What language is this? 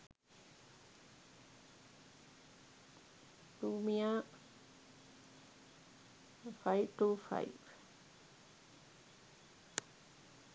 Sinhala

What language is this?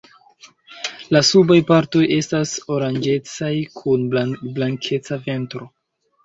Esperanto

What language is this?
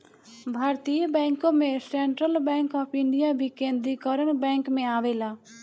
Bhojpuri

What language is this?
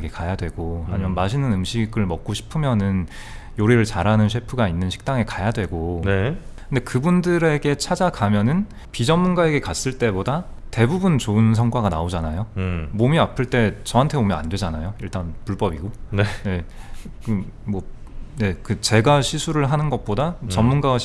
Korean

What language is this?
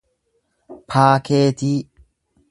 Oromo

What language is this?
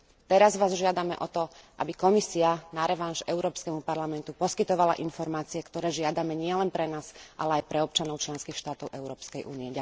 Slovak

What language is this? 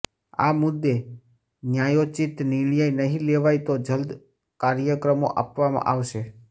Gujarati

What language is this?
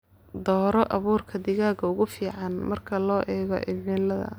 Somali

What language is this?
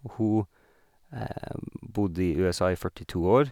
Norwegian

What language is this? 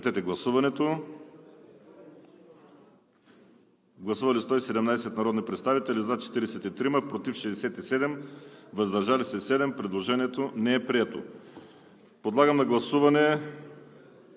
Bulgarian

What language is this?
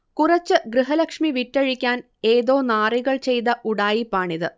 Malayalam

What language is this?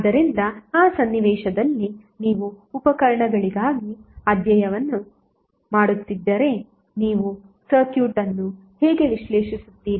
Kannada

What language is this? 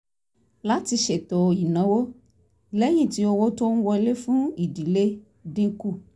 Yoruba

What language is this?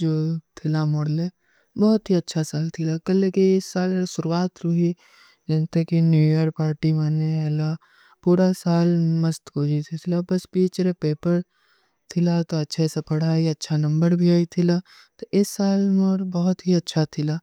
Kui (India)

